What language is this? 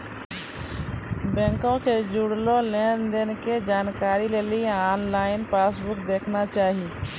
Maithili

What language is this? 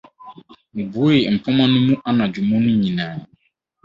Akan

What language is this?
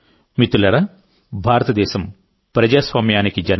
Telugu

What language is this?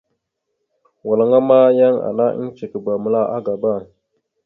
Mada (Cameroon)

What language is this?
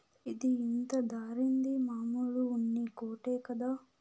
Telugu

